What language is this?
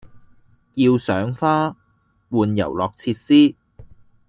Cantonese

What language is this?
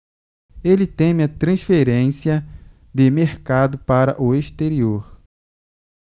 Portuguese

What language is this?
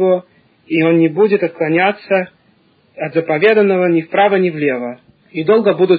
Russian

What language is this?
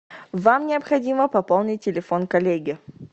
Russian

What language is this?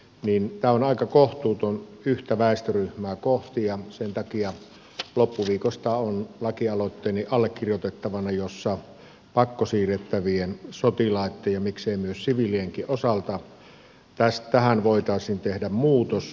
Finnish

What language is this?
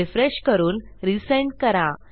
Marathi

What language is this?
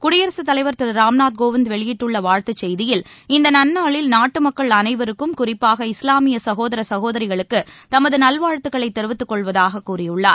Tamil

